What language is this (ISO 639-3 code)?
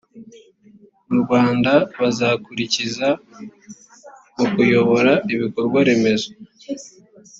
kin